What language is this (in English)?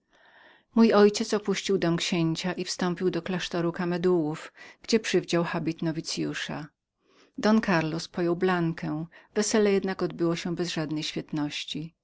Polish